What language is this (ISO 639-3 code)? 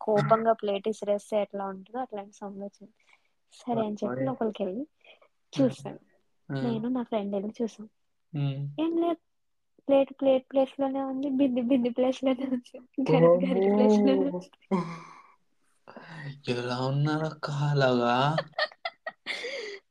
tel